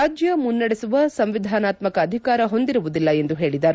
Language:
Kannada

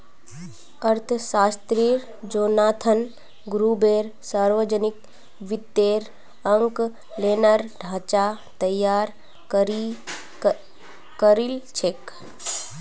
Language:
Magahi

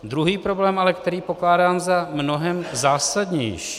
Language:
Czech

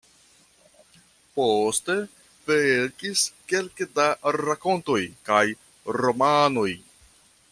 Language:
Esperanto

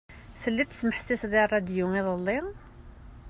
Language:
Kabyle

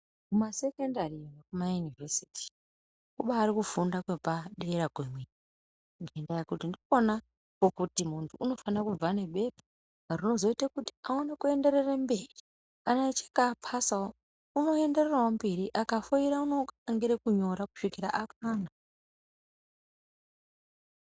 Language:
Ndau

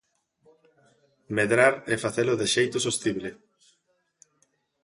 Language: Galician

